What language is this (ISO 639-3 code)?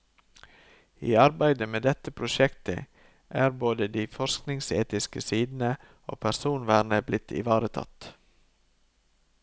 nor